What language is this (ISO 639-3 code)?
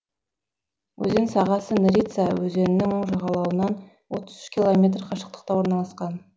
kaz